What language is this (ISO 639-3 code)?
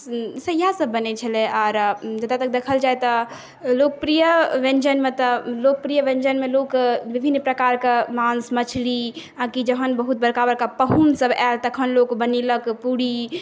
mai